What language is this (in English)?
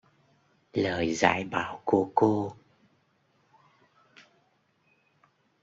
Vietnamese